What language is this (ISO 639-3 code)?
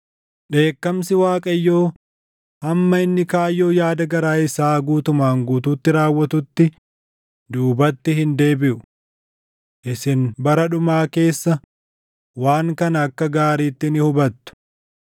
orm